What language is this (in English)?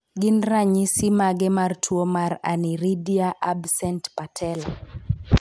Luo (Kenya and Tanzania)